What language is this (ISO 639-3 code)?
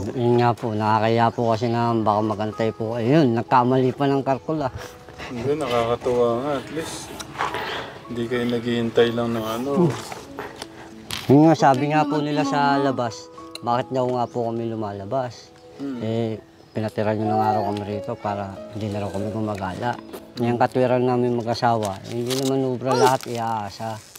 fil